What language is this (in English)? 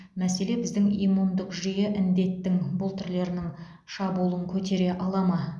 Kazakh